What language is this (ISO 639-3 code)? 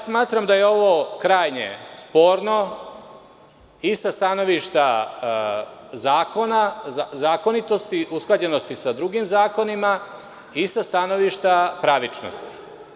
srp